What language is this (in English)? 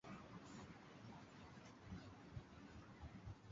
Swahili